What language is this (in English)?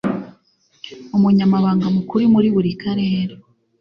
Kinyarwanda